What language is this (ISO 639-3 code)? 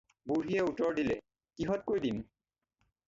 asm